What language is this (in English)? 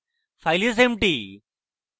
Bangla